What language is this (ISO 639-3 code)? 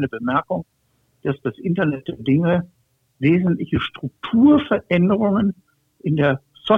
deu